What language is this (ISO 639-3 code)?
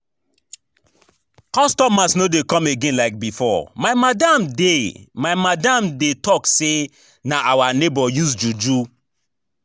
pcm